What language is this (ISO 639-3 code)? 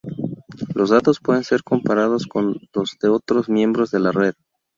spa